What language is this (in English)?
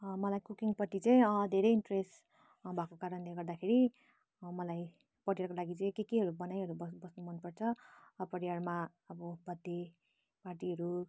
Nepali